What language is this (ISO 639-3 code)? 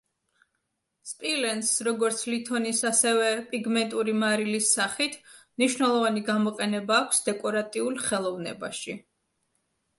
kat